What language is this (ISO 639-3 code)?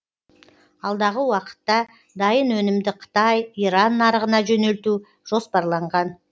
kaz